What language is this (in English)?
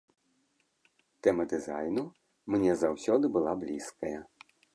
Belarusian